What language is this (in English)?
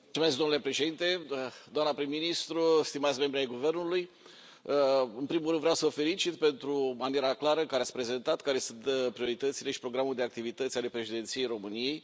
Romanian